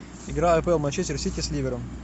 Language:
Russian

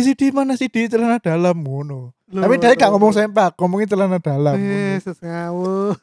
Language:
Indonesian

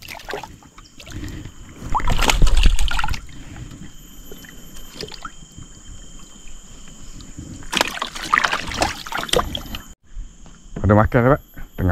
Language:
Malay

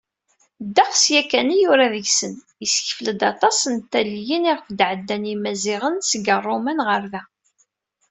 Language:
Kabyle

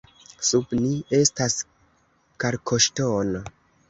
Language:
Esperanto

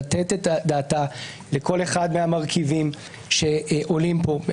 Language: Hebrew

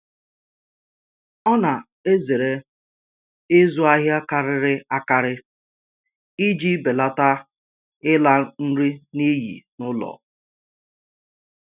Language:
Igbo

